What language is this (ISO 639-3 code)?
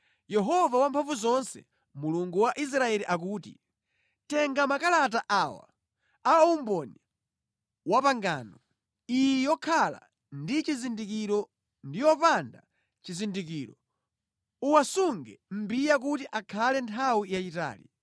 nya